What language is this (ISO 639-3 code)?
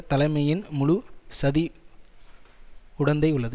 tam